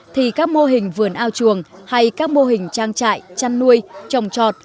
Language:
Vietnamese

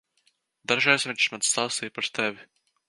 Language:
Latvian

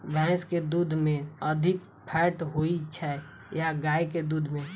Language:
Maithili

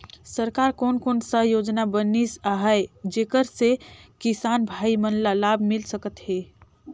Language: Chhattisgarhi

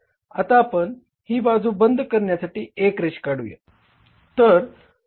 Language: Marathi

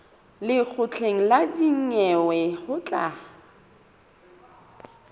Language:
Southern Sotho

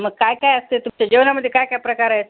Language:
Marathi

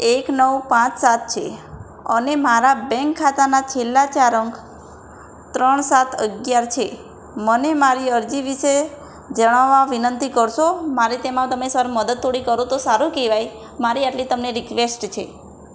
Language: Gujarati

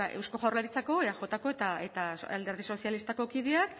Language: Basque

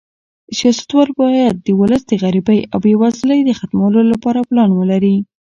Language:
Pashto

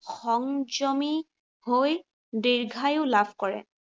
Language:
Assamese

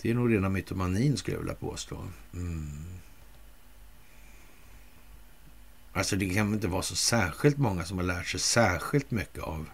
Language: Swedish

